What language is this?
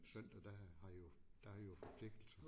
Danish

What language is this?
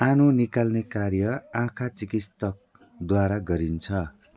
Nepali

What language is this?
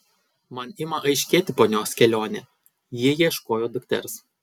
Lithuanian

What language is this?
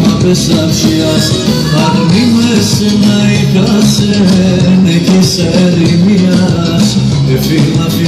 Greek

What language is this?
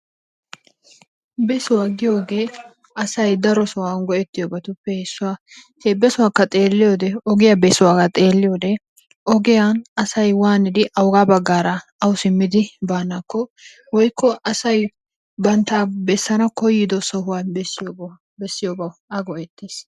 Wolaytta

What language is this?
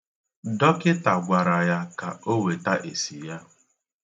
Igbo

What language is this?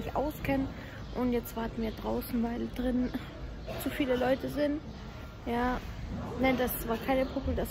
German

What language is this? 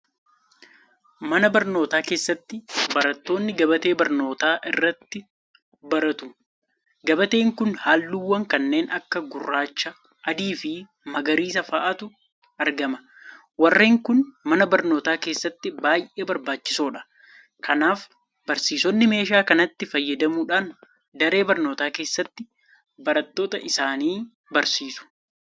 Oromo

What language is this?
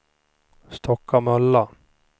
Swedish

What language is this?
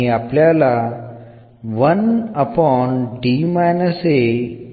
Malayalam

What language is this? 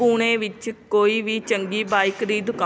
Punjabi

